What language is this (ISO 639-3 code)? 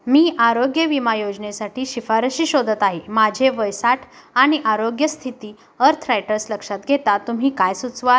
mar